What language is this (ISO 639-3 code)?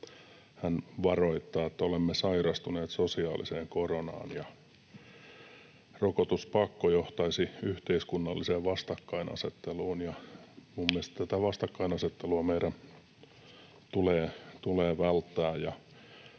fin